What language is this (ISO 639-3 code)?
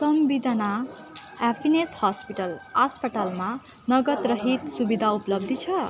nep